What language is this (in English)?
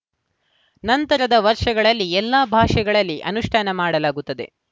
Kannada